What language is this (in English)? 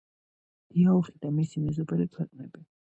Georgian